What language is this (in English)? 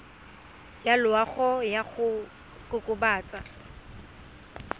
Tswana